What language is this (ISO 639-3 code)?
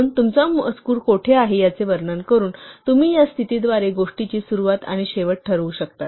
mar